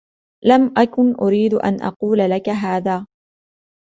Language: Arabic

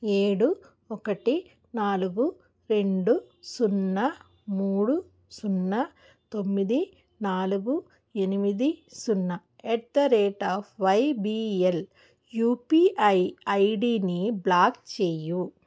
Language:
Telugu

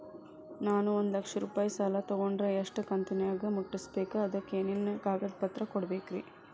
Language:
Kannada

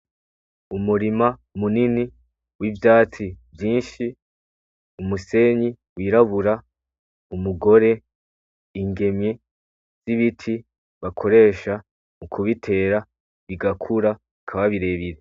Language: Rundi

